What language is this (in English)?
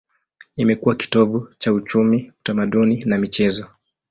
Swahili